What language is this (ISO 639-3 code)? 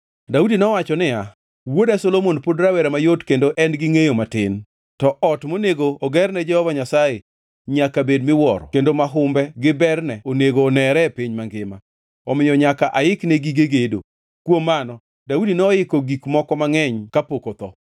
luo